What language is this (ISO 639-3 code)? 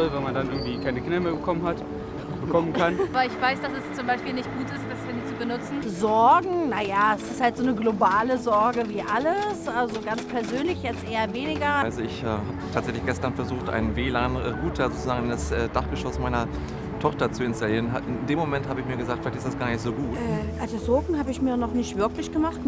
deu